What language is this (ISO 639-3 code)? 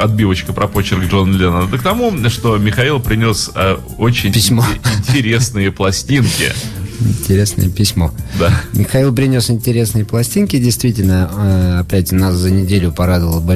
rus